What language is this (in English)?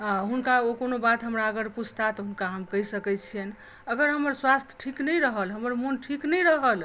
Maithili